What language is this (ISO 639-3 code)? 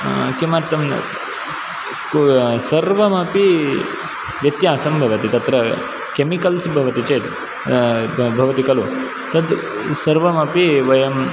san